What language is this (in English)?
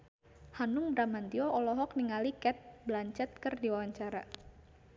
Sundanese